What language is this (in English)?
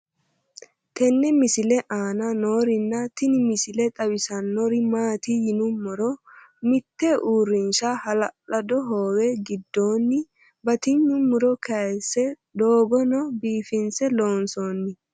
Sidamo